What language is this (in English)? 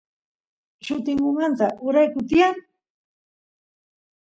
Santiago del Estero Quichua